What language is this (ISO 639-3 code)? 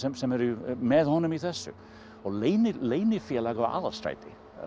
isl